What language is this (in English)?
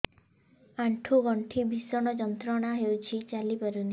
Odia